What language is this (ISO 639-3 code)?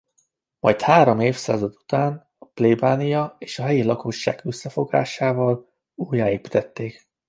hun